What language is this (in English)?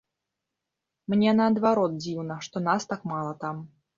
Belarusian